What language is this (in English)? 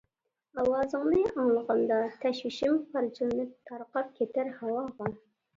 Uyghur